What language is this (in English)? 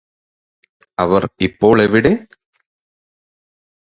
Malayalam